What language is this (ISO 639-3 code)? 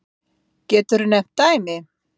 isl